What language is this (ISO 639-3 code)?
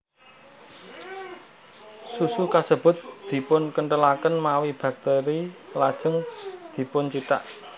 jav